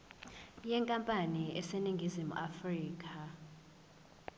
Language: Zulu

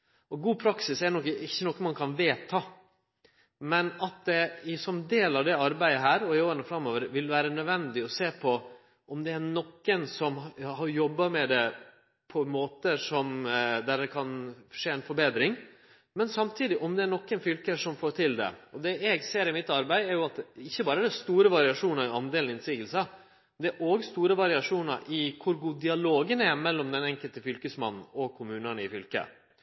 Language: Norwegian Nynorsk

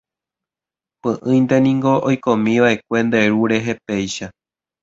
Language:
Guarani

